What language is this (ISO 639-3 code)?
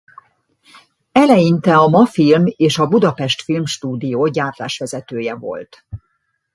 hun